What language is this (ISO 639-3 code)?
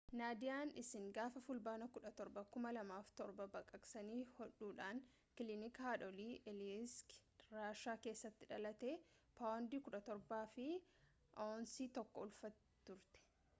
orm